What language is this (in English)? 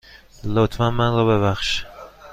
Persian